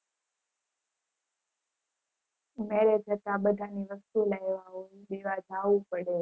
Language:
Gujarati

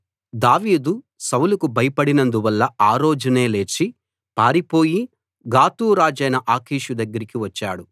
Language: Telugu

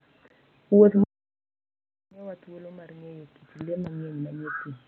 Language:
Luo (Kenya and Tanzania)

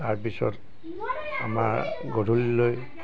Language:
Assamese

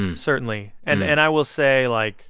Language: English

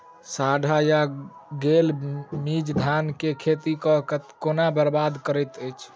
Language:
Maithili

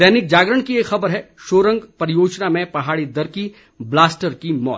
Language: Hindi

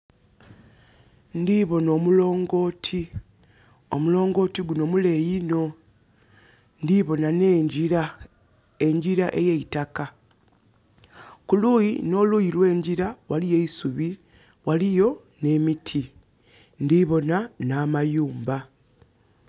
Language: Soga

